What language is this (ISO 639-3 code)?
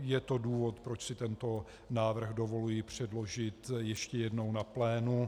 ces